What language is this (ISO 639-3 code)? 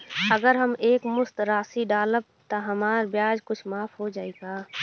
bho